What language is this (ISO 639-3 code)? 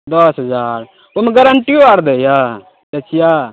mai